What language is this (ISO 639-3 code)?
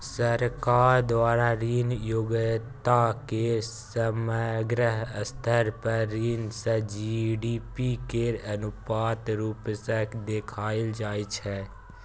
mai